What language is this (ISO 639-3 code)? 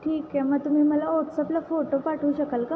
mar